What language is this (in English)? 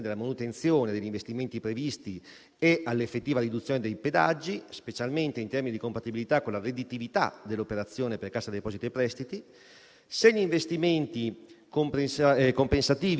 Italian